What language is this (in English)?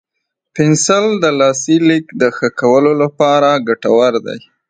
Pashto